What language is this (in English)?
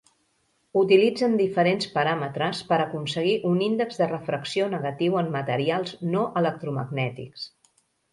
Catalan